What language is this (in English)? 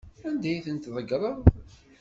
Kabyle